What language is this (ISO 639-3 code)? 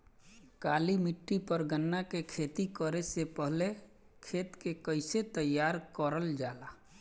bho